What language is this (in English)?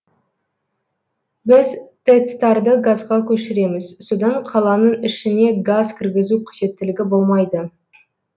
Kazakh